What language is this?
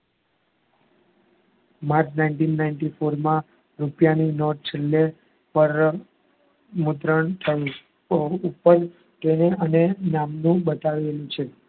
Gujarati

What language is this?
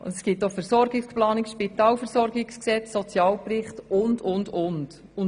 Swiss German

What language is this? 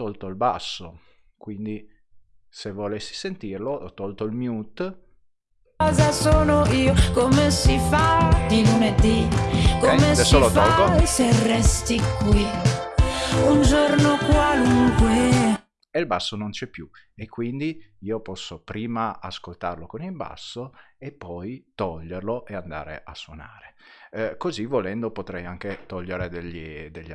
Italian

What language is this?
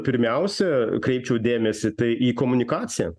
Lithuanian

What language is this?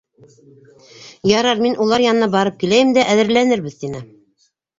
Bashkir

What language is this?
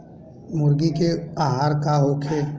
Bhojpuri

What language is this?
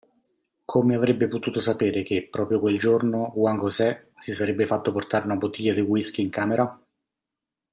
Italian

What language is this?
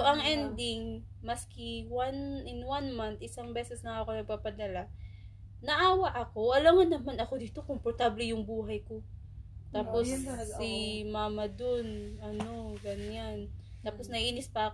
Filipino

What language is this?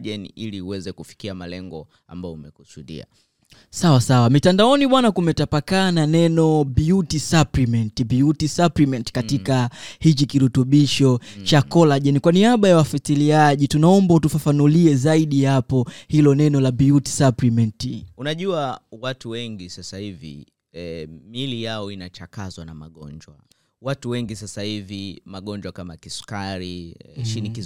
Swahili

